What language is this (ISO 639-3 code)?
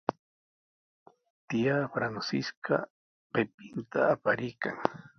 qws